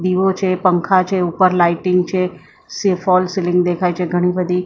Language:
Gujarati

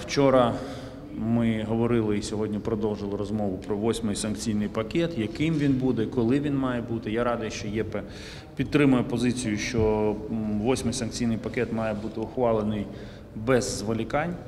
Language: Ukrainian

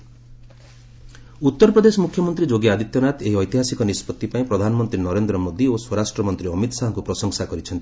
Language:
Odia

